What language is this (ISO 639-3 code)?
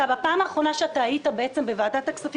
heb